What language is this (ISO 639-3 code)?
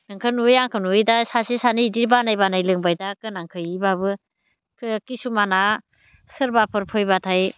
brx